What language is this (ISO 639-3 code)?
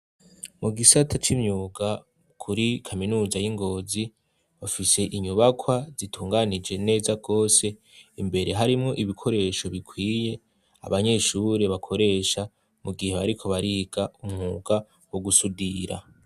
run